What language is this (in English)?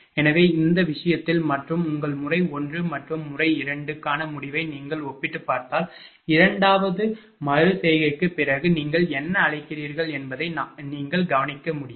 Tamil